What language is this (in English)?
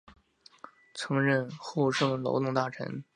Chinese